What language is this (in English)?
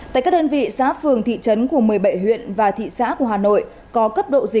Vietnamese